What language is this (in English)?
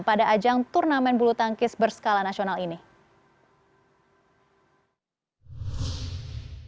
Indonesian